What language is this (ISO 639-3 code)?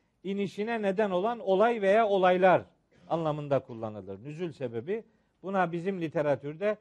tur